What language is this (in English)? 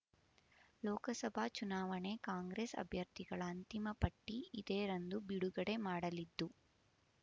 Kannada